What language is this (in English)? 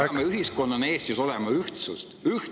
Estonian